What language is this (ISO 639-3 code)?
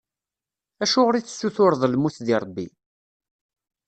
kab